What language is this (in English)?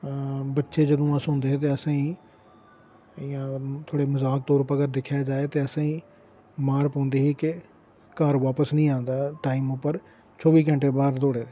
Dogri